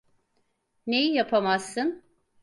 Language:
Turkish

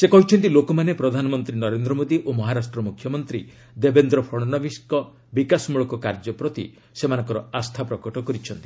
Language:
Odia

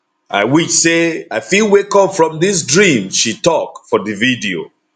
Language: Nigerian Pidgin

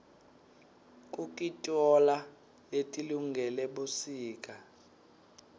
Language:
Swati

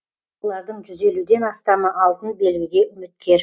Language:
Kazakh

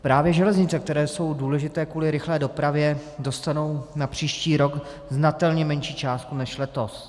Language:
Czech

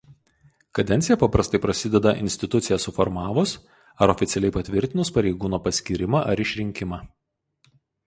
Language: Lithuanian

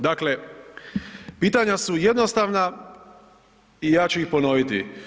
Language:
Croatian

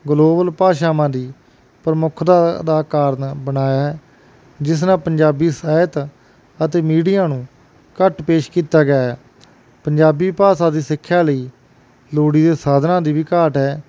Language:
Punjabi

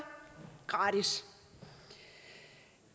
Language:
Danish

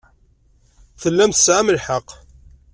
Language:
Kabyle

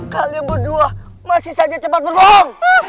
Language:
Indonesian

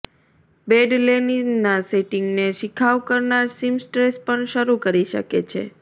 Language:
Gujarati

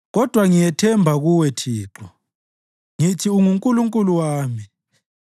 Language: North Ndebele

